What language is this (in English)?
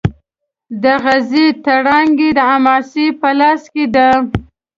Pashto